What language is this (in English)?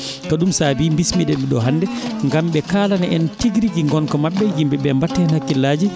Fula